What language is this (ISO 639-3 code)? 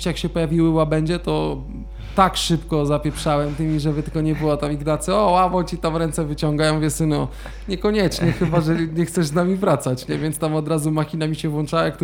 pol